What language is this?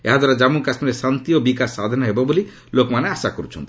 Odia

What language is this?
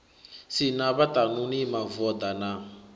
Venda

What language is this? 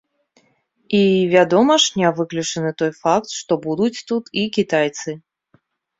Belarusian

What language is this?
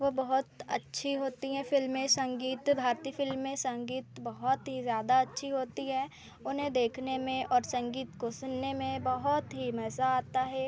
Hindi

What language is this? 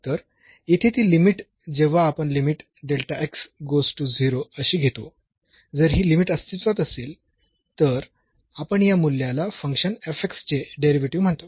Marathi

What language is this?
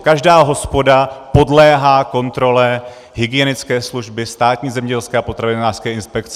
Czech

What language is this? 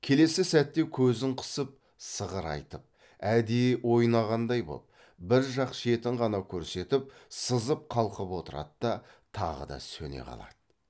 Kazakh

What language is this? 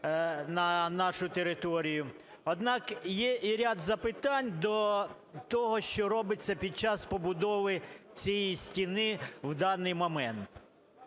Ukrainian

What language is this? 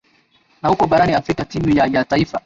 Swahili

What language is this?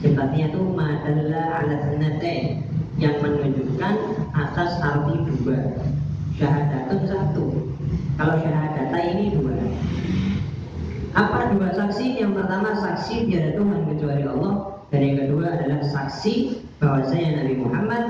Indonesian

